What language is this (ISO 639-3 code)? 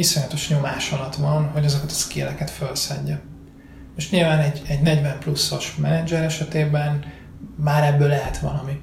hun